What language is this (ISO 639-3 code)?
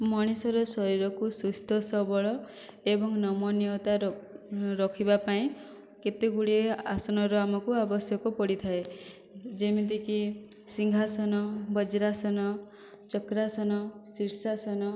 ori